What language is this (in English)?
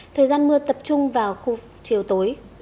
Vietnamese